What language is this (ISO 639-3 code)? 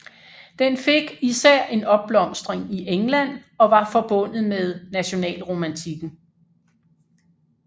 dan